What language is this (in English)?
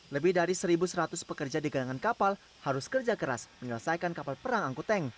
Indonesian